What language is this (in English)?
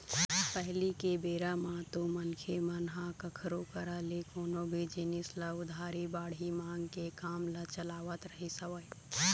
Chhattisgarhi